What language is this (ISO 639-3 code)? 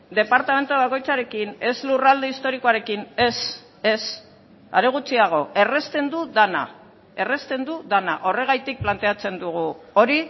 eus